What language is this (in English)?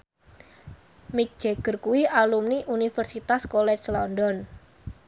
Javanese